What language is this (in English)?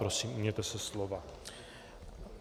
Czech